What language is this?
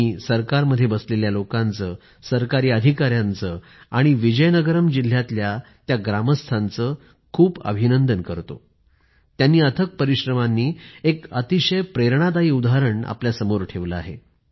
Marathi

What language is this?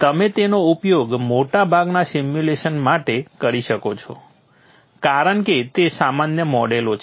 Gujarati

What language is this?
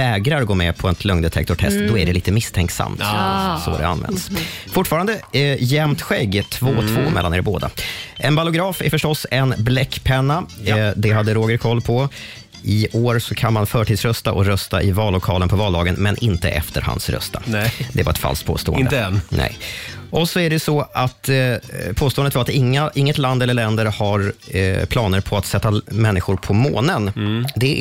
Swedish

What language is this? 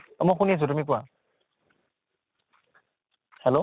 Assamese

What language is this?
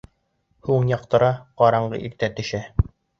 Bashkir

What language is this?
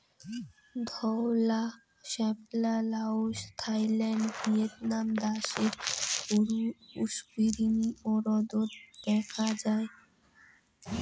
Bangla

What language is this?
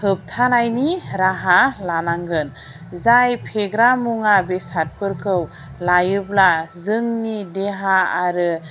Bodo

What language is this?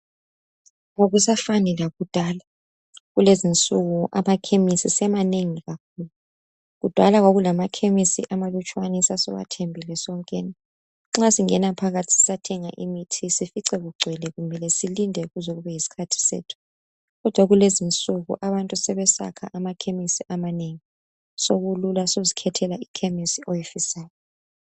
North Ndebele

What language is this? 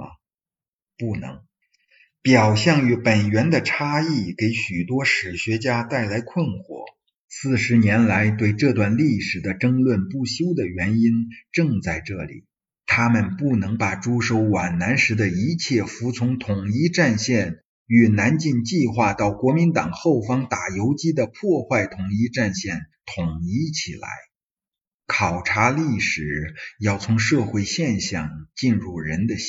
Chinese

